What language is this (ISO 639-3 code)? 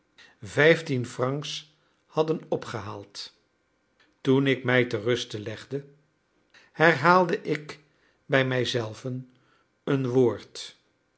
nld